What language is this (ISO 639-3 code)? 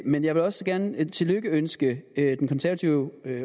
dan